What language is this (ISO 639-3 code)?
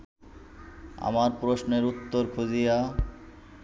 ben